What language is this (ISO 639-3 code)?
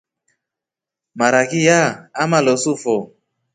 rof